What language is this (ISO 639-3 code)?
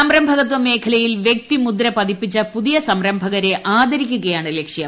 mal